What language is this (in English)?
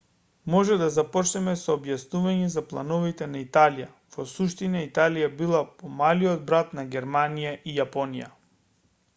Macedonian